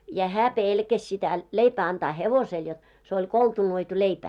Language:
Finnish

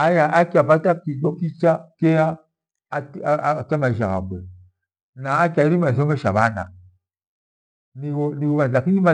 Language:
Gweno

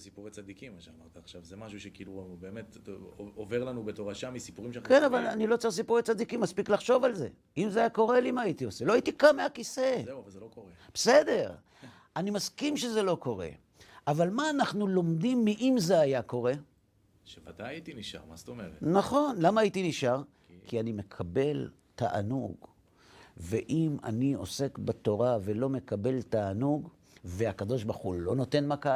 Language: Hebrew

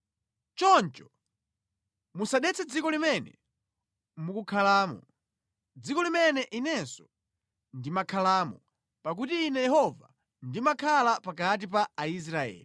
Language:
Nyanja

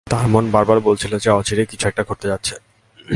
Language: Bangla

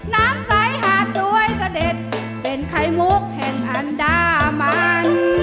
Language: Thai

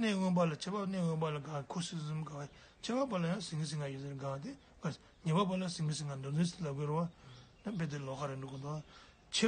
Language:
Turkish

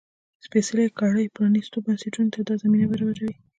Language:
Pashto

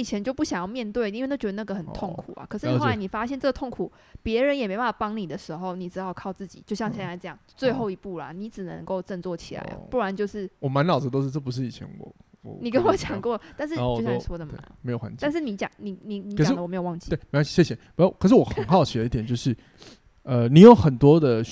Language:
Chinese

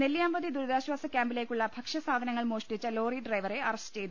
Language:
Malayalam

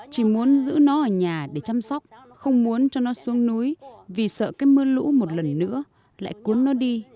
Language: Vietnamese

